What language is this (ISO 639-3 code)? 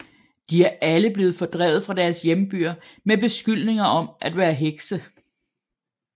dan